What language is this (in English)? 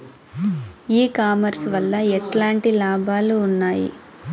Telugu